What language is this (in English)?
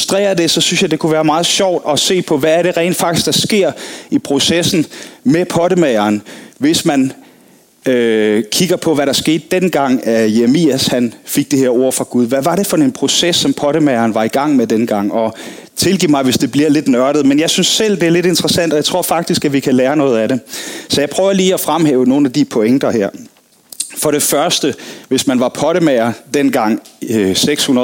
Danish